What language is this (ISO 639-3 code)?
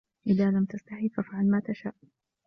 ara